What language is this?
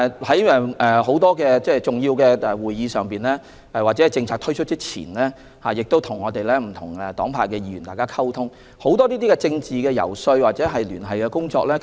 Cantonese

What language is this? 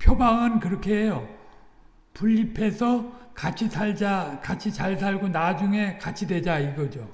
Korean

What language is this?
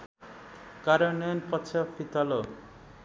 Nepali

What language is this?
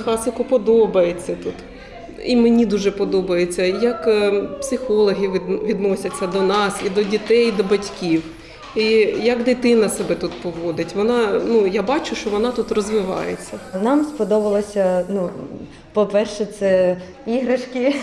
Ukrainian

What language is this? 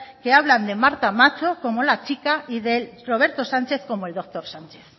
Spanish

